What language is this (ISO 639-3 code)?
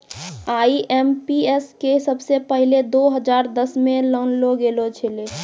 mai